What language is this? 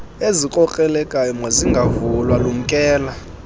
Xhosa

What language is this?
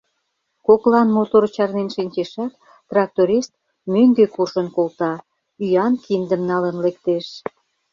Mari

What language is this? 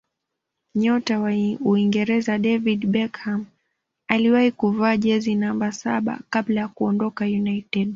Swahili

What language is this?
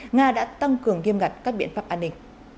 Vietnamese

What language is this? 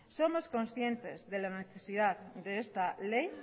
Spanish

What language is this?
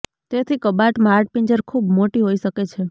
Gujarati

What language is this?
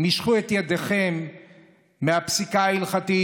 Hebrew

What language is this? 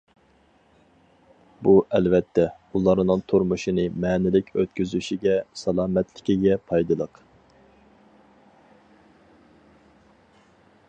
Uyghur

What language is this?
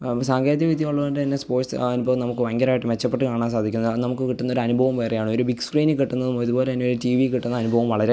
Malayalam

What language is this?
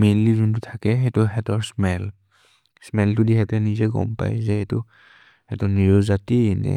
Maria (India)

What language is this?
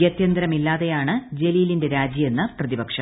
Malayalam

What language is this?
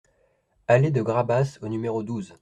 French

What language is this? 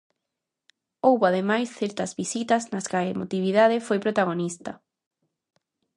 Galician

